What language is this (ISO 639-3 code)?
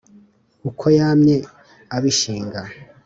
kin